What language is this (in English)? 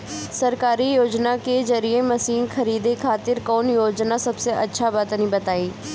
Bhojpuri